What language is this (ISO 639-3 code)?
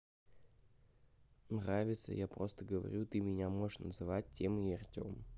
rus